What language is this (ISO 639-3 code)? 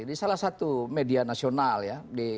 ind